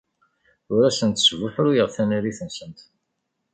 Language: Kabyle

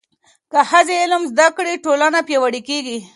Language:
Pashto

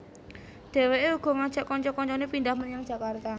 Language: Javanese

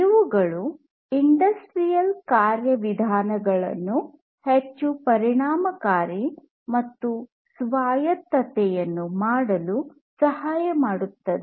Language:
Kannada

